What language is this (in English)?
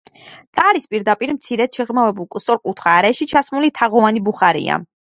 Georgian